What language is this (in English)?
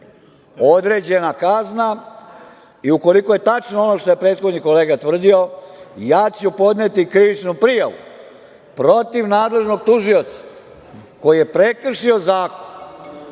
Serbian